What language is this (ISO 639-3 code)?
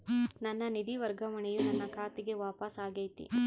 kan